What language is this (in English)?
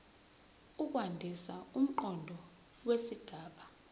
Zulu